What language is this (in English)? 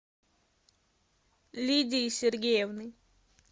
Russian